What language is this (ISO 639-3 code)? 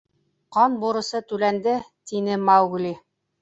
bak